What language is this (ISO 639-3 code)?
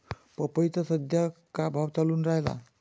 mar